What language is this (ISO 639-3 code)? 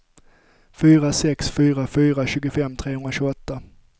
swe